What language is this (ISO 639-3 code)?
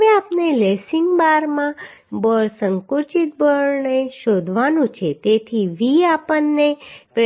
guj